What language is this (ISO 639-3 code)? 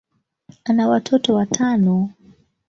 swa